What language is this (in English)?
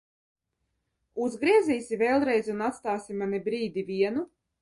Latvian